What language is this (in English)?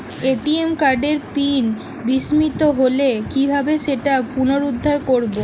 Bangla